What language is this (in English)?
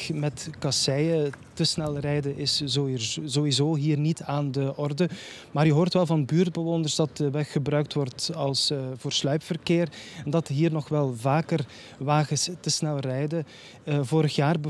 Dutch